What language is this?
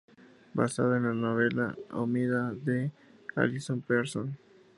Spanish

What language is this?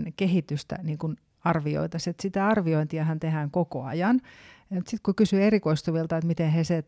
Finnish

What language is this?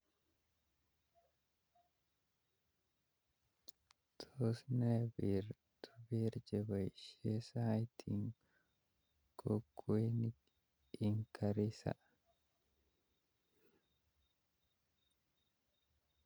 Kalenjin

